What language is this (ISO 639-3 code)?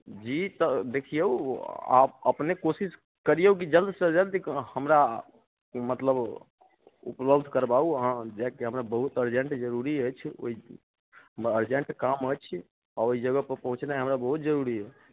mai